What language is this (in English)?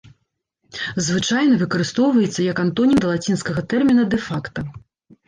Belarusian